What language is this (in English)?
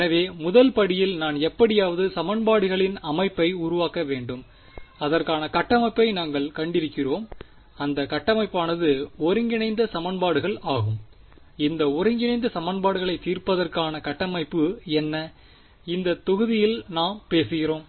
Tamil